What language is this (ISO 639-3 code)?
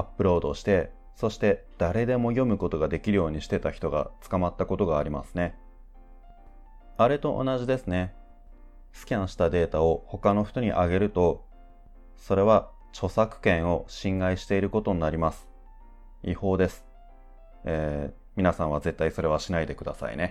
jpn